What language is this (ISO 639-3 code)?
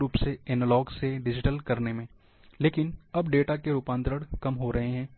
hin